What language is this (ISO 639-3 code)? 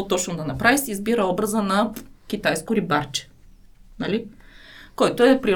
bul